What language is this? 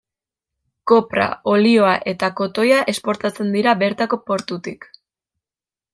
Basque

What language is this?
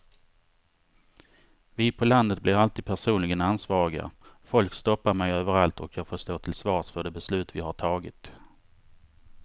Swedish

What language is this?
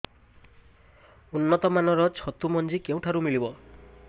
Odia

